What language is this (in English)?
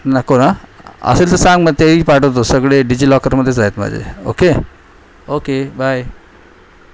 Marathi